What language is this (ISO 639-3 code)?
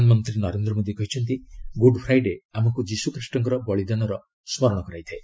ori